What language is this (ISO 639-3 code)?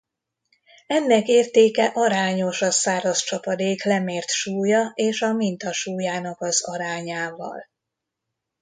hun